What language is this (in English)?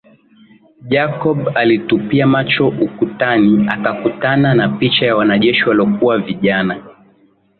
Swahili